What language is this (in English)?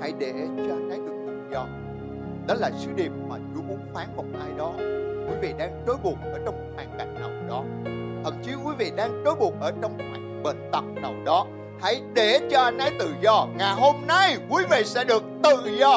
Vietnamese